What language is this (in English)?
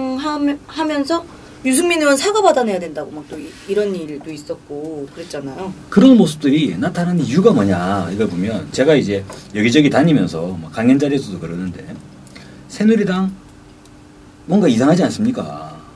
Korean